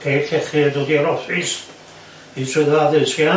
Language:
Welsh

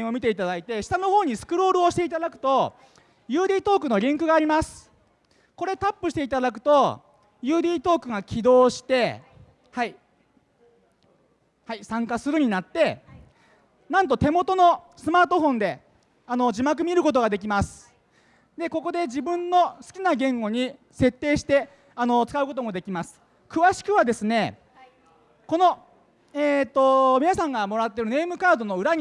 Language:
Japanese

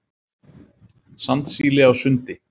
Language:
Icelandic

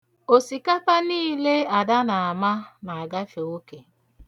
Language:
Igbo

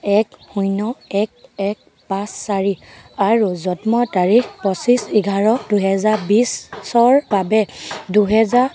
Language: Assamese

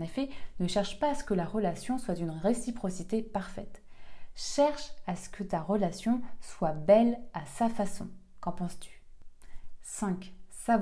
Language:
French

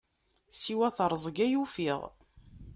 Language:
Kabyle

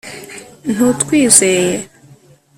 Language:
Kinyarwanda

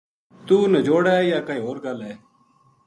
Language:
Gujari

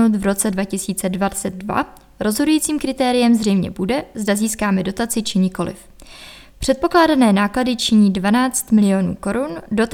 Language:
Czech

